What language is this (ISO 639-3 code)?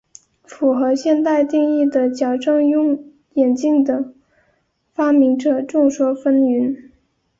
zho